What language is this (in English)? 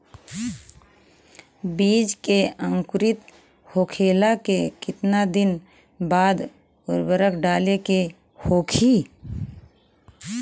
Bhojpuri